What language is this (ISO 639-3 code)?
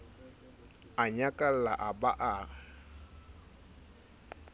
sot